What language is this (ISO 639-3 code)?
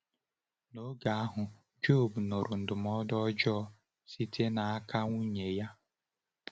ibo